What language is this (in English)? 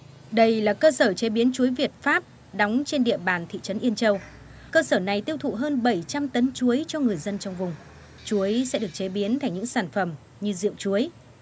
Vietnamese